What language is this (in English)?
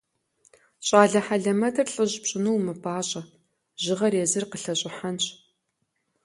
Kabardian